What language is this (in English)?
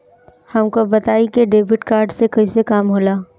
Bhojpuri